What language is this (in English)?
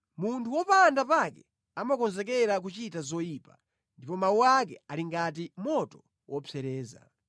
Nyanja